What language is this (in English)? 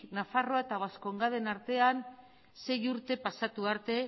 Basque